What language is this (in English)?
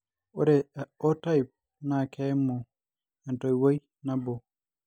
Masai